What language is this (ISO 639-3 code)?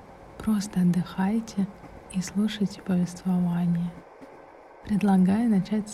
rus